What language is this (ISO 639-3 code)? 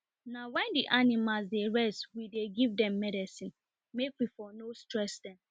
pcm